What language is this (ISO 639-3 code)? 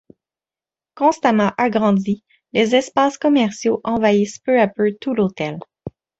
fra